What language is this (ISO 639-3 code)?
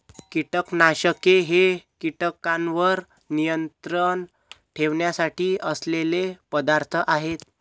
mar